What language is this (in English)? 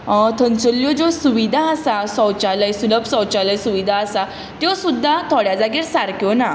Konkani